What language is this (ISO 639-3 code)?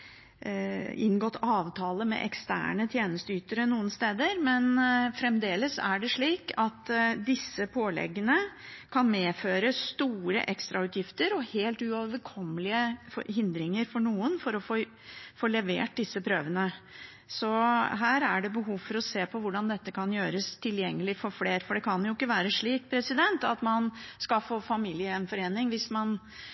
nob